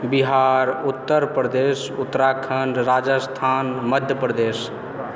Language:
Maithili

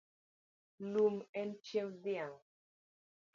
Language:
Luo (Kenya and Tanzania)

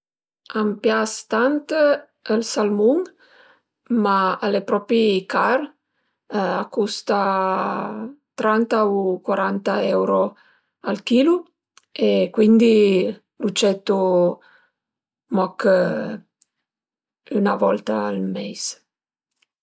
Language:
Piedmontese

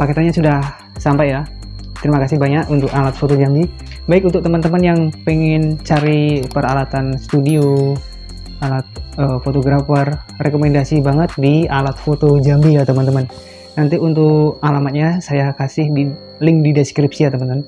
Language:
Indonesian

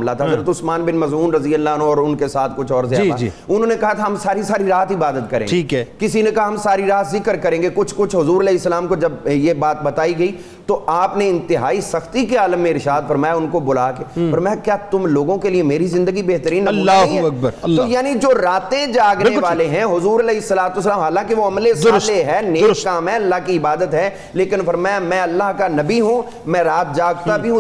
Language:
Urdu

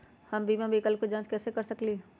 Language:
Magahi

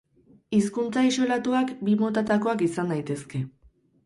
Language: Basque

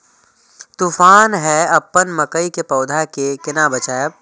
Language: Maithili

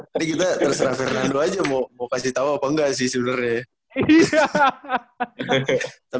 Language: Indonesian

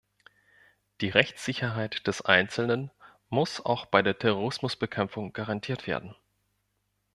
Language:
German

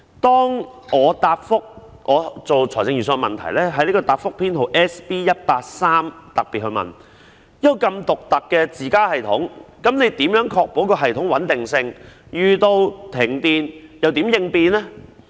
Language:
Cantonese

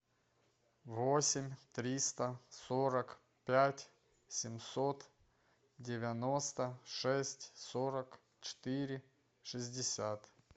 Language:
Russian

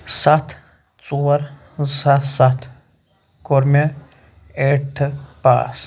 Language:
Kashmiri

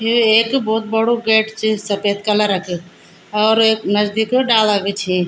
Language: Garhwali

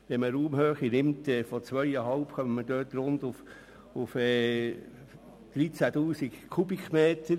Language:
Swiss German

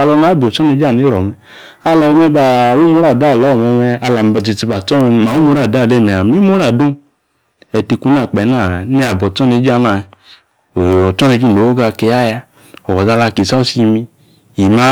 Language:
Yace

